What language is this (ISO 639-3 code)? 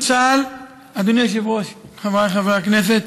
heb